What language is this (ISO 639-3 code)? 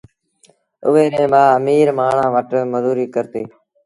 sbn